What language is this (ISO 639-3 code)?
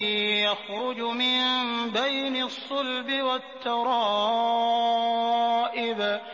ara